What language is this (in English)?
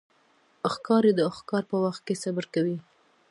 Pashto